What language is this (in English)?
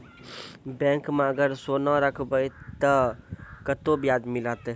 Maithili